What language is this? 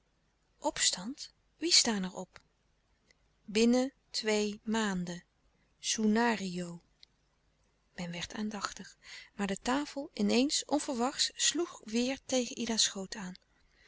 Dutch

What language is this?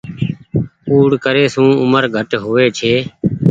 Goaria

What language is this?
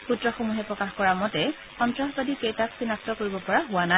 Assamese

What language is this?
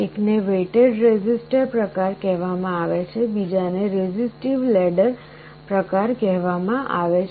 Gujarati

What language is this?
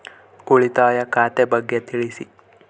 Kannada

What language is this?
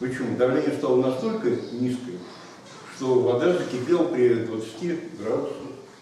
Russian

